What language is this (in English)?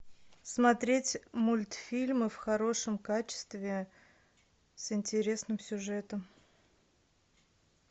Russian